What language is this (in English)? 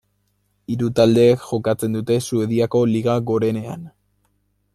Basque